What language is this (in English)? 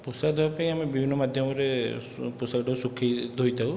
Odia